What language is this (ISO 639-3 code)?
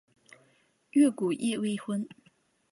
zho